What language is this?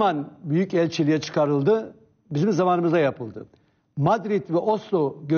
Turkish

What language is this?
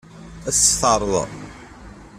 Kabyle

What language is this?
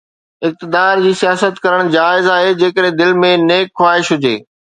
Sindhi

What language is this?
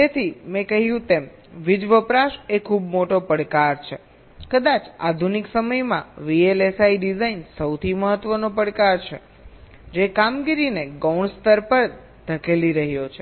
Gujarati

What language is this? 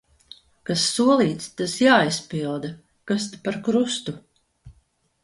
Latvian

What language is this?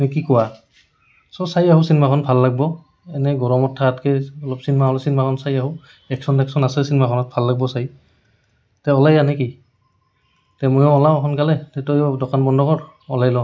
Assamese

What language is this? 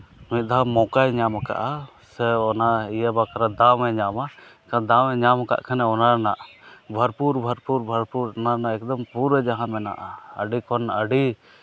Santali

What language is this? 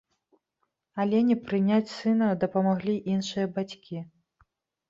Belarusian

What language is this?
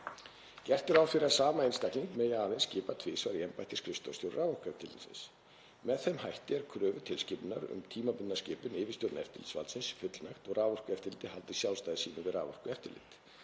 Icelandic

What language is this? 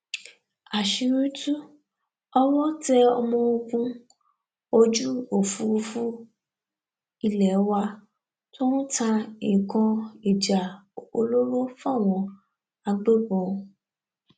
Yoruba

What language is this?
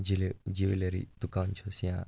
Kashmiri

